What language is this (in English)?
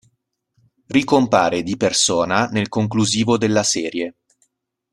Italian